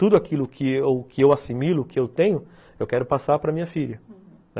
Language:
Portuguese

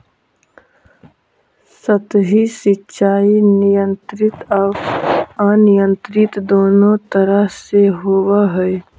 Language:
Magahi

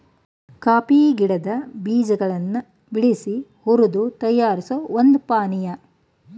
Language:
Kannada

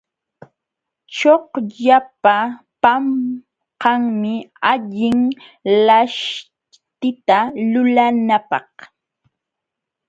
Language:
Jauja Wanca Quechua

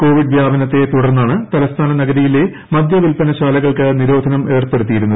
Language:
Malayalam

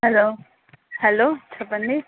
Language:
Telugu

